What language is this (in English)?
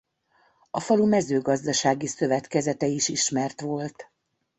Hungarian